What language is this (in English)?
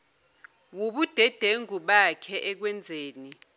Zulu